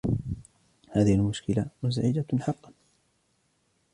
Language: Arabic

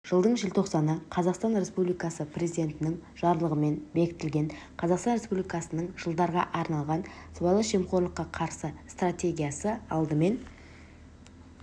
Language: Kazakh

